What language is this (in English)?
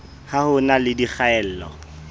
Southern Sotho